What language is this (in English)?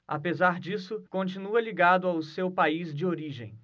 Portuguese